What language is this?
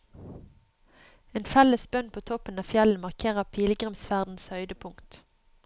Norwegian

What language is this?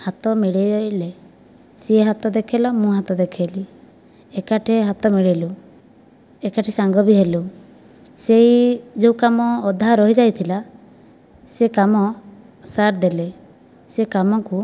Odia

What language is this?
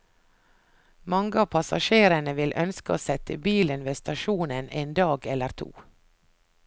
Norwegian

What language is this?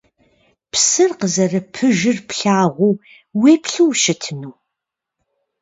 Kabardian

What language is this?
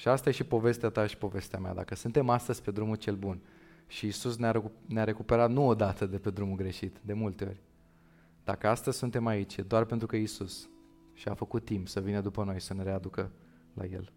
Romanian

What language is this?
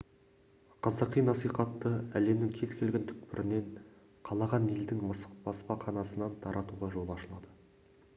Kazakh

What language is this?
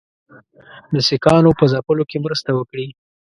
Pashto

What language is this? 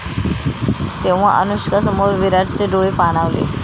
Marathi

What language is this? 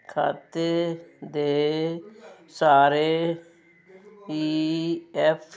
Punjabi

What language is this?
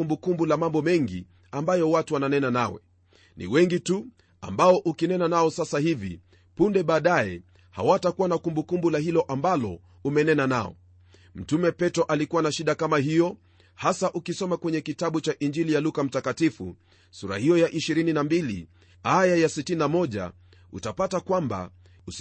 Swahili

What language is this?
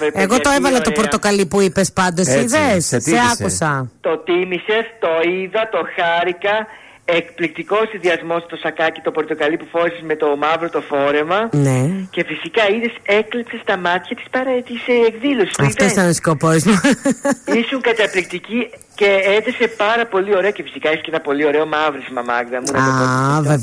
Greek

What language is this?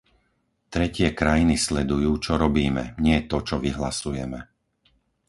Slovak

